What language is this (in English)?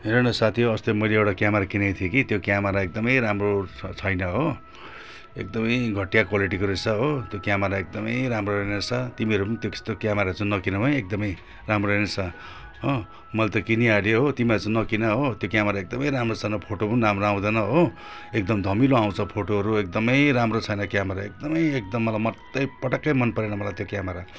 Nepali